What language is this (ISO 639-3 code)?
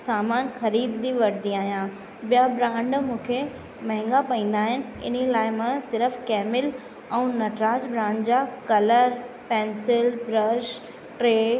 snd